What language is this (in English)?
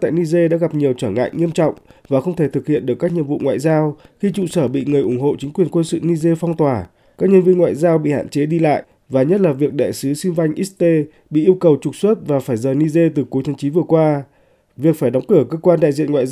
Vietnamese